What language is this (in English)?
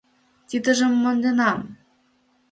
Mari